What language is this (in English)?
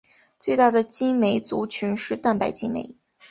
Chinese